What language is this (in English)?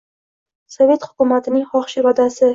Uzbek